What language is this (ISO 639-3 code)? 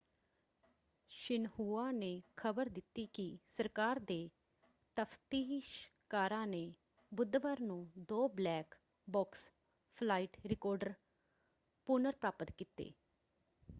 pan